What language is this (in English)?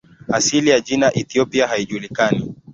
Swahili